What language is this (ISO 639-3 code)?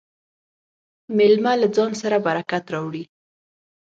pus